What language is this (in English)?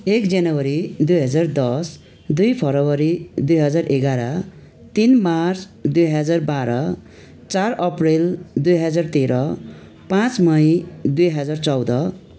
Nepali